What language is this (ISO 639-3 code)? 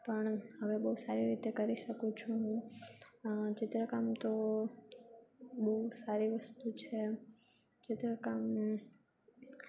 guj